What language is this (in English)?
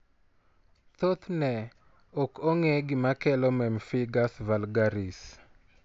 Luo (Kenya and Tanzania)